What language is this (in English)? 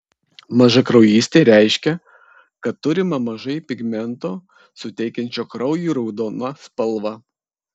Lithuanian